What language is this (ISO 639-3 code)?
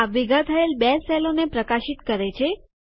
guj